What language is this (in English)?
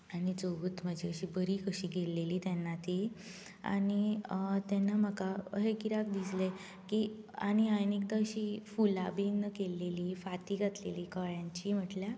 Konkani